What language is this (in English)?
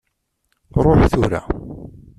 Kabyle